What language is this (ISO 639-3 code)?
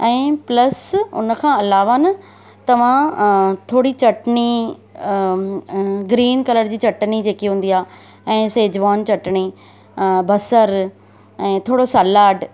snd